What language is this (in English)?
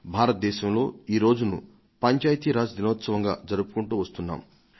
Telugu